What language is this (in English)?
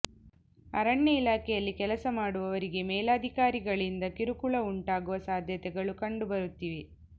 Kannada